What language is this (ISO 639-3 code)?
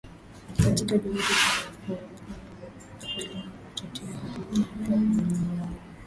swa